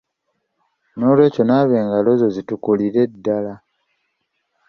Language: Ganda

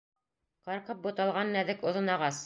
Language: Bashkir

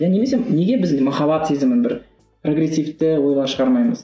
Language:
Kazakh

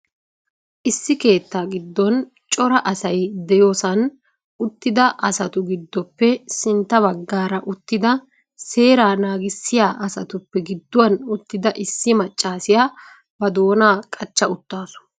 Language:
Wolaytta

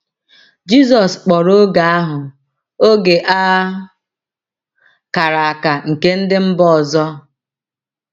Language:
Igbo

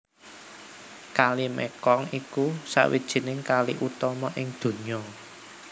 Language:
Javanese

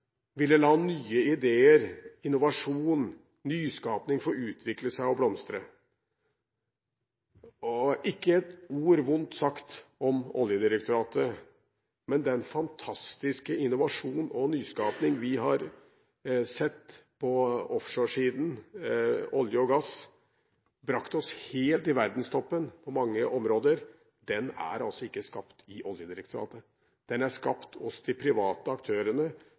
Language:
Norwegian Bokmål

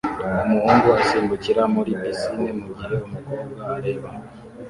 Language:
Kinyarwanda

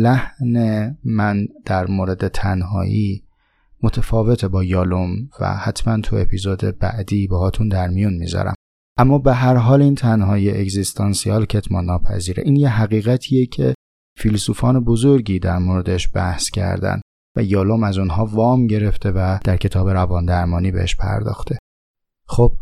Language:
Persian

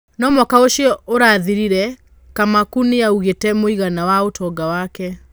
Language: Kikuyu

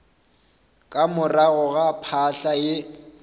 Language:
Northern Sotho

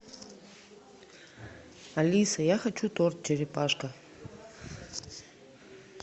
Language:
Russian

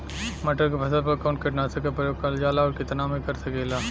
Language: Bhojpuri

